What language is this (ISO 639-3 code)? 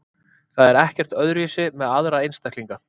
isl